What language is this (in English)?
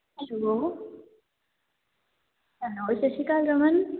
Punjabi